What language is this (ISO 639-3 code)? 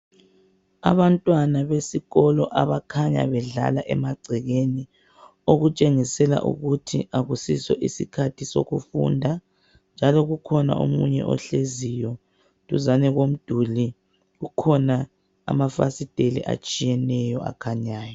nde